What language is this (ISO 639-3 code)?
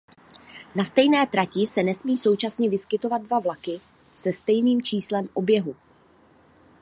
ces